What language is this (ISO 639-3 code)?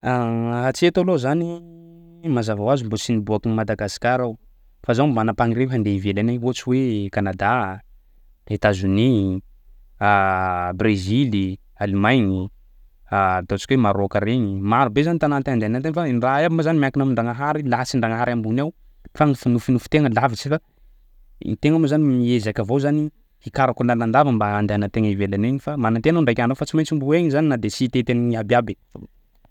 skg